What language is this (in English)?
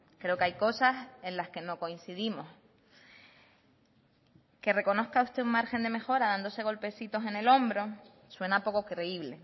Spanish